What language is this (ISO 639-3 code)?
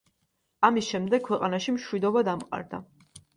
kat